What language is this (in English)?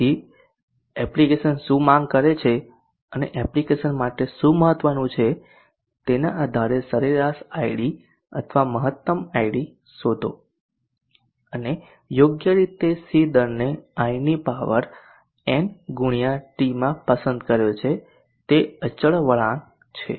Gujarati